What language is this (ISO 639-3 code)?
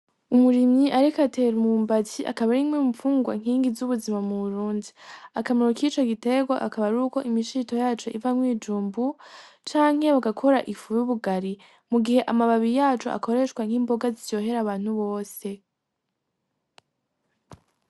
run